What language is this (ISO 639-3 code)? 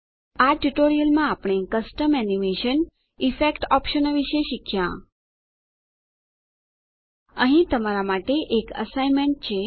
guj